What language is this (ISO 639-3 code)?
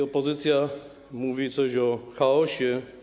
pol